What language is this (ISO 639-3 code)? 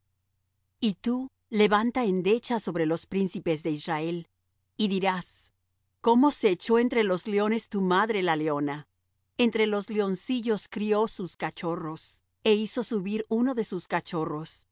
spa